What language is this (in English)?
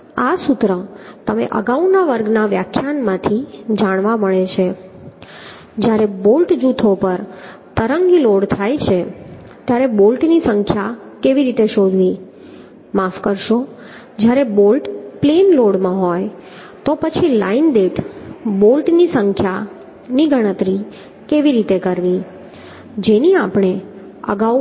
Gujarati